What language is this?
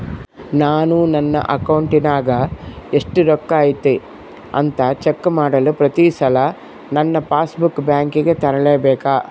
Kannada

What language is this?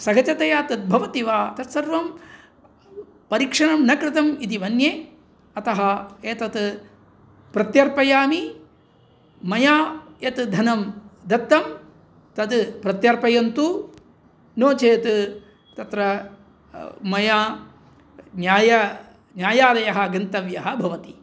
Sanskrit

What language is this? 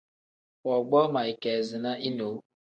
Tem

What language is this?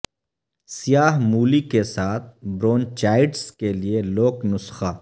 Urdu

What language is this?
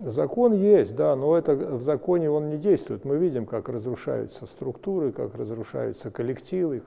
Russian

